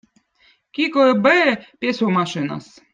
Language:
Votic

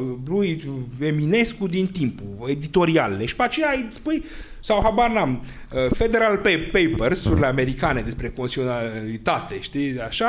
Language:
Romanian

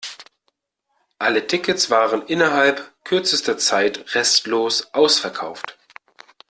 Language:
German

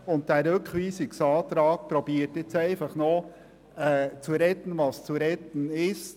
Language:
Swiss German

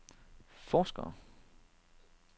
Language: Danish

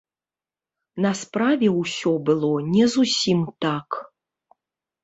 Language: Belarusian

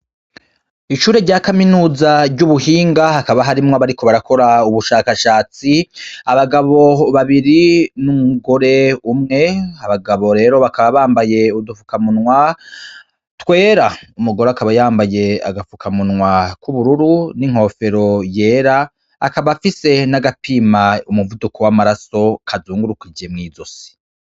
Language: Rundi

